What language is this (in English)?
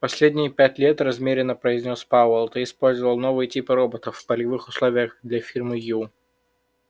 Russian